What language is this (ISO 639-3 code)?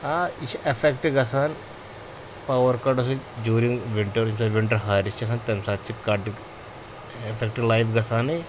kas